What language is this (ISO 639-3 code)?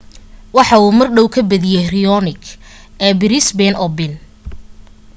som